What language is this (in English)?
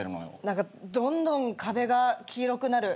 Japanese